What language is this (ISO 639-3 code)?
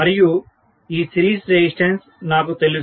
tel